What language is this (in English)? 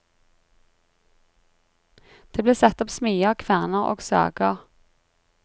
Norwegian